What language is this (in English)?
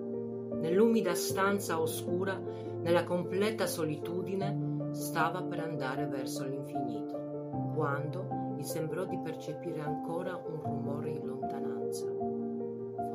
Italian